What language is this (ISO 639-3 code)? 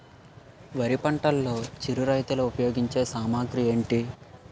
tel